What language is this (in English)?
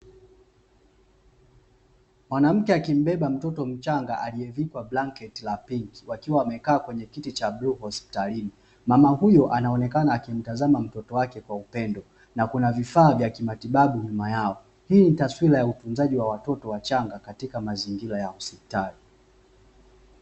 Swahili